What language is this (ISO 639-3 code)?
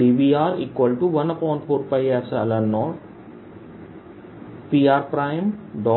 hin